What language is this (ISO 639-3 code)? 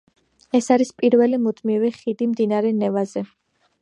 kat